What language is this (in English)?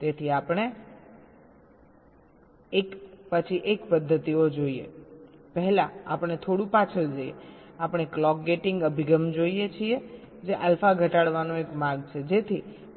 Gujarati